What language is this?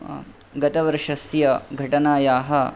Sanskrit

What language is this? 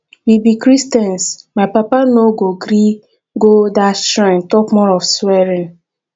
Nigerian Pidgin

